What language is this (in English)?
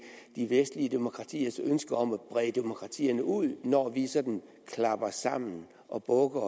Danish